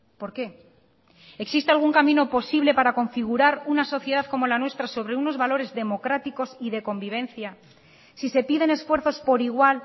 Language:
Spanish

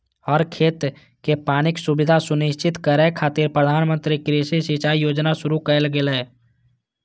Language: Maithili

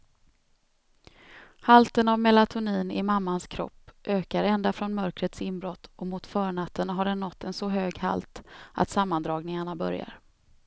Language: Swedish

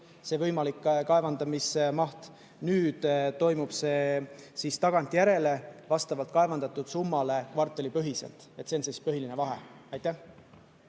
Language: Estonian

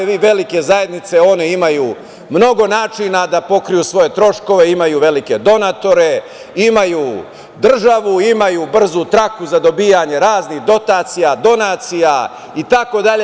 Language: Serbian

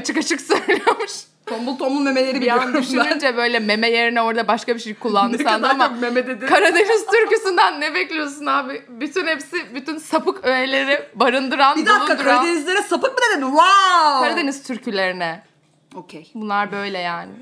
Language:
Turkish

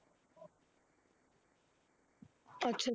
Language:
Punjabi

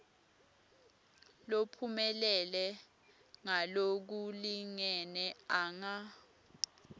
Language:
Swati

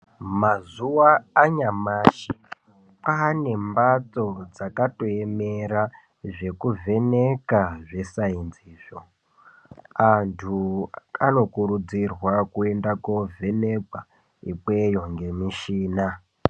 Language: Ndau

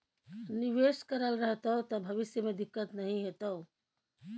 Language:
Maithili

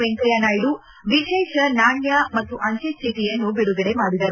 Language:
Kannada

